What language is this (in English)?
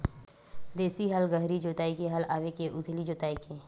Chhattisgarhi